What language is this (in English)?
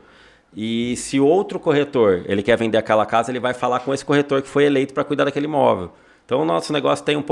Portuguese